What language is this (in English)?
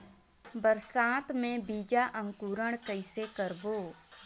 Chhattisgarhi